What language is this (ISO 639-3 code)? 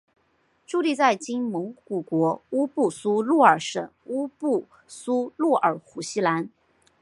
zho